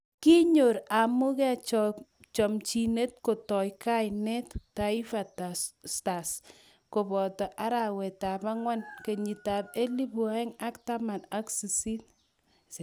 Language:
Kalenjin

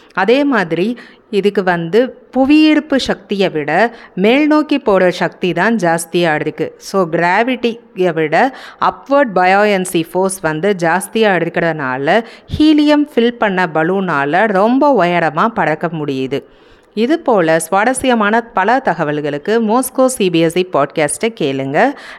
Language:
Tamil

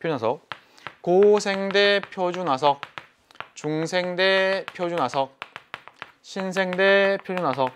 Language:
Korean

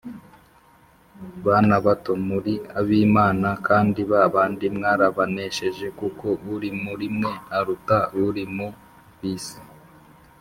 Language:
Kinyarwanda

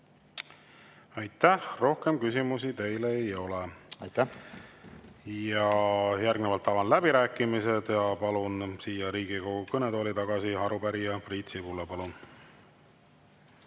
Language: Estonian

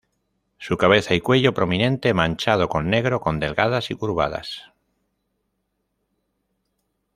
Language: Spanish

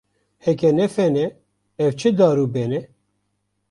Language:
Kurdish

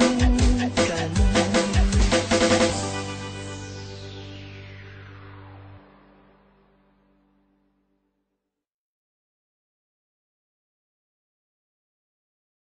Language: Thai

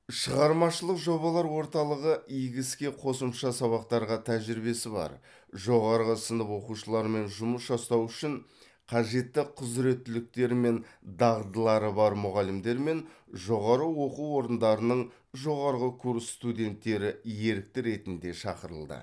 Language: Kazakh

